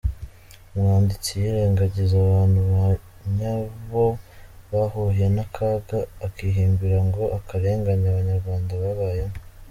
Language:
Kinyarwanda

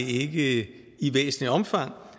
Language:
Danish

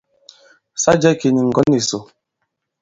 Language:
Bankon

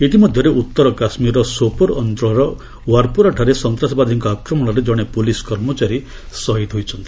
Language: Odia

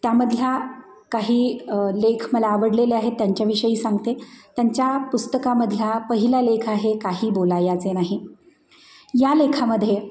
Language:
Marathi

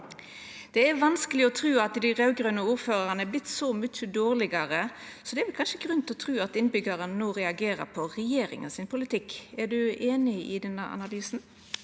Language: Norwegian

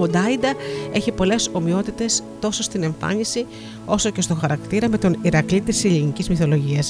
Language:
Greek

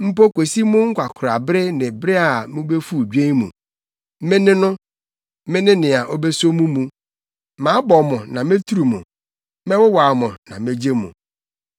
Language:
Akan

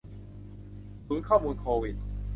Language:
Thai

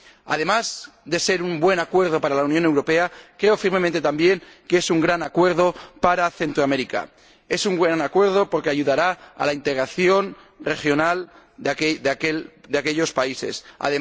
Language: Spanish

